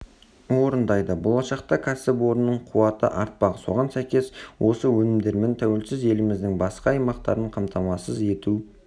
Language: Kazakh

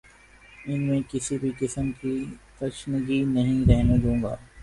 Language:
Urdu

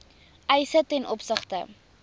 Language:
Afrikaans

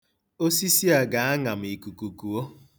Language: Igbo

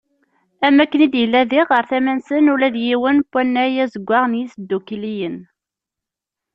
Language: Kabyle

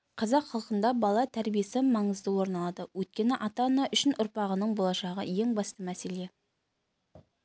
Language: Kazakh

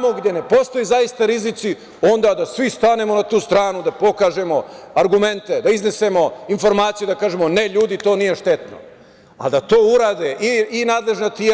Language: Serbian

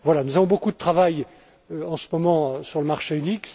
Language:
French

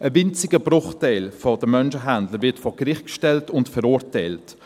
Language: Swiss German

